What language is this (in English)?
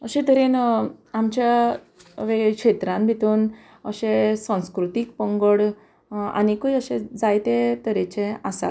Konkani